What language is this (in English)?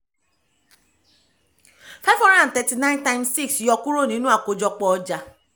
Yoruba